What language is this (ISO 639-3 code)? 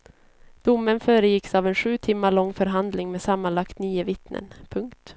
swe